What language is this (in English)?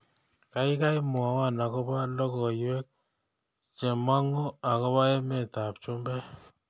Kalenjin